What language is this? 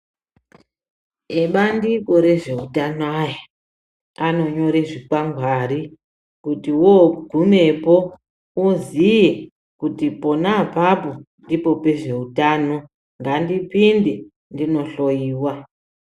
Ndau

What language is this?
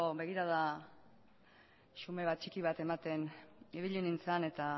Basque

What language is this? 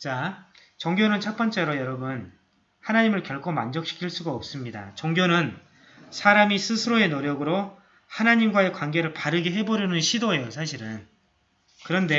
Korean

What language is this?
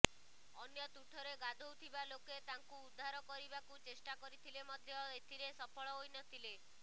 Odia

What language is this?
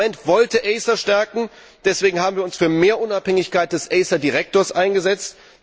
German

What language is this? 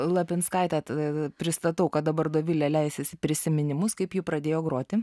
Lithuanian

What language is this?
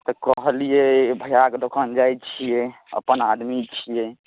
Maithili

